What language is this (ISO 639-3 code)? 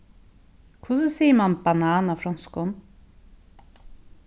fao